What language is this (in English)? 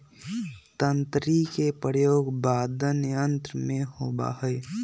Magahi